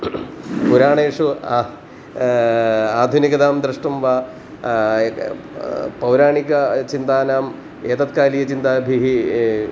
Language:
Sanskrit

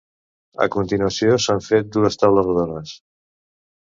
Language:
Catalan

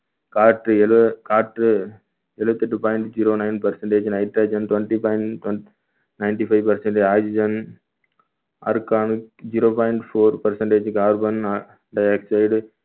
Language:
Tamil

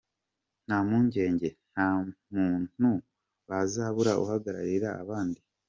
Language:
Kinyarwanda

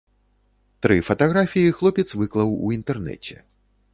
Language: Belarusian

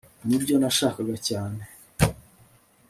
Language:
Kinyarwanda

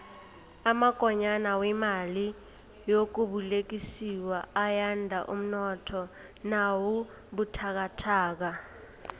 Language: South Ndebele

